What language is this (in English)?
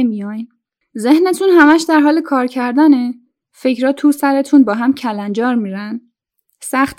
Persian